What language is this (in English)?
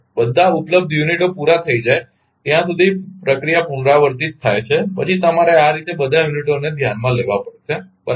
Gujarati